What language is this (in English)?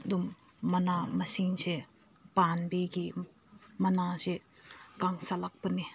Manipuri